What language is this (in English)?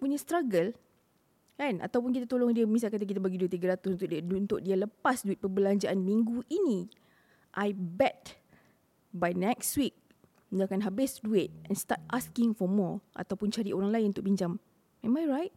Malay